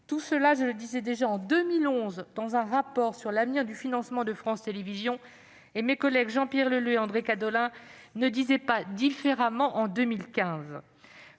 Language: French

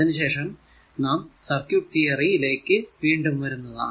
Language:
Malayalam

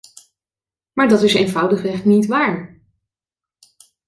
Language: Dutch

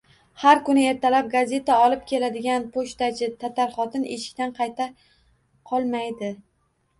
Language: Uzbek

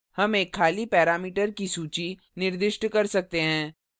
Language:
Hindi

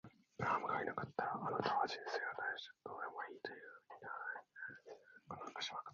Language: Japanese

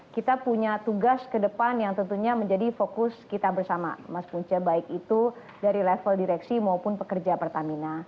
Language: Indonesian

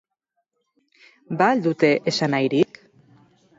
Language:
Basque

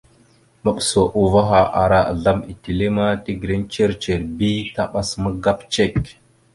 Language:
Mada (Cameroon)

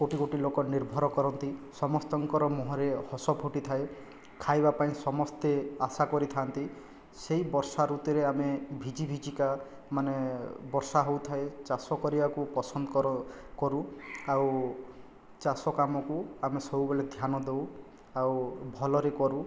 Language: Odia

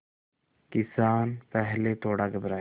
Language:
Hindi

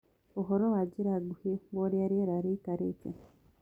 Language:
Kikuyu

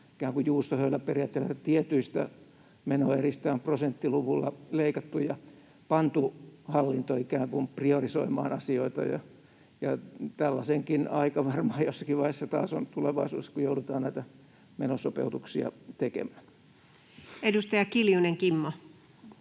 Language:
Finnish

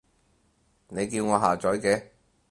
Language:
Cantonese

